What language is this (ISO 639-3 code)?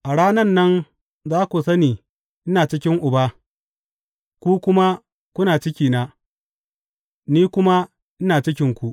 hau